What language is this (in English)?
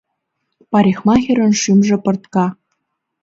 Mari